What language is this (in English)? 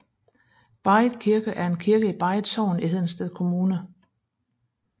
Danish